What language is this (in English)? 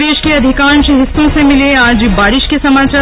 Hindi